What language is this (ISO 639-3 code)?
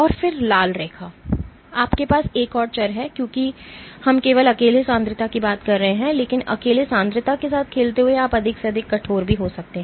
hin